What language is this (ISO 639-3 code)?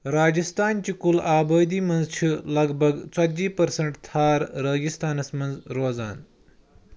kas